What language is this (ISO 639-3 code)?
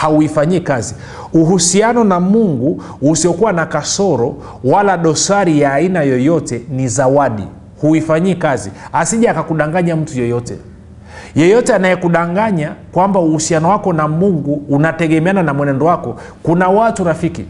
swa